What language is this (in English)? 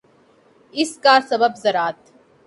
Urdu